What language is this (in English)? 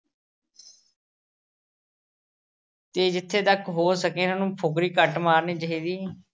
Punjabi